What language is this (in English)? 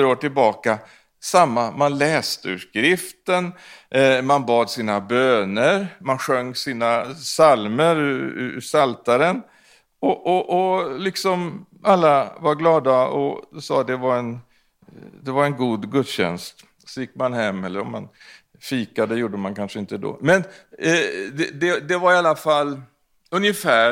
Swedish